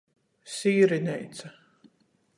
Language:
Latgalian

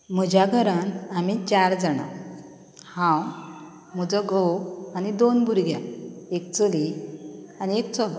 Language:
Konkani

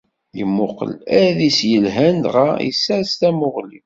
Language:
Kabyle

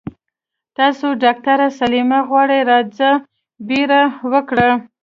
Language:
Pashto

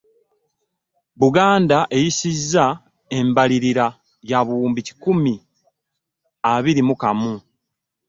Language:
Ganda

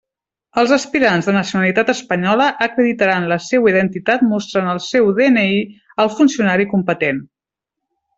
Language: Catalan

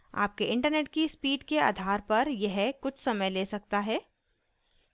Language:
Hindi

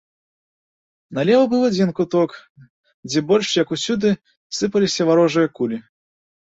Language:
Belarusian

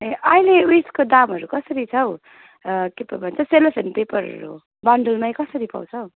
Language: Nepali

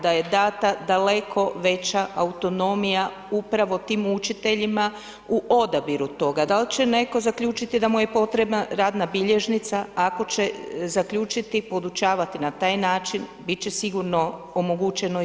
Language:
Croatian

